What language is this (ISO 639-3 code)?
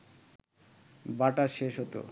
ben